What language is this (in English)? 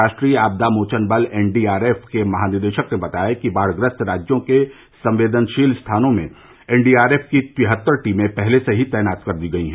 Hindi